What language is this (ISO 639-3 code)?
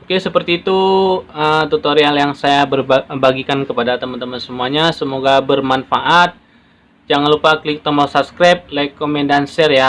ind